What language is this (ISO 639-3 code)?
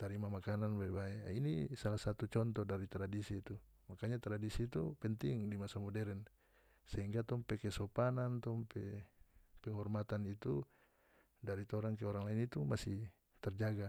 max